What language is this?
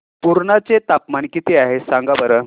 Marathi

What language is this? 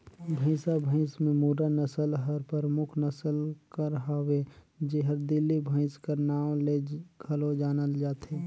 Chhattisgarhi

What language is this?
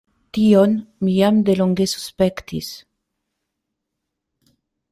Esperanto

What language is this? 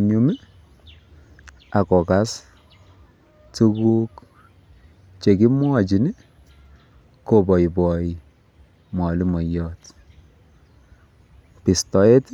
Kalenjin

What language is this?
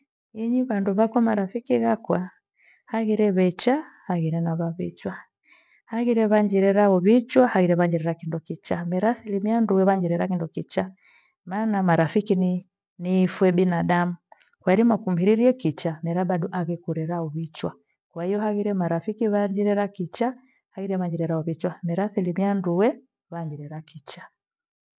Gweno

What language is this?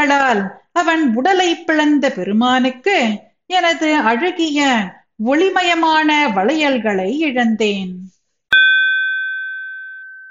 Tamil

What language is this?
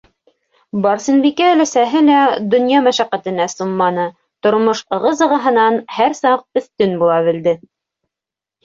Bashkir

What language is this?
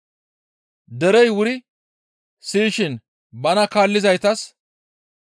Gamo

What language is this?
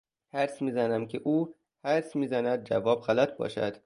Persian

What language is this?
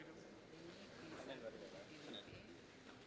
Indonesian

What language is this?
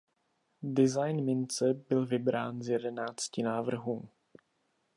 Czech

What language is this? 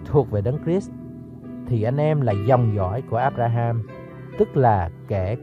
Vietnamese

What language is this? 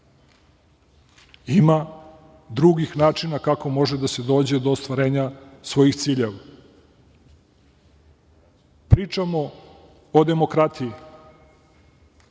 Serbian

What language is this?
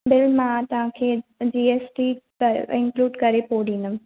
Sindhi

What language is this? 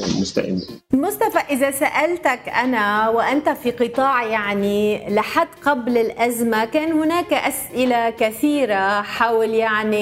Arabic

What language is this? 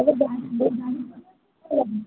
Odia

